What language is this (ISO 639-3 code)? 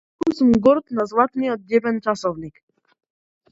mkd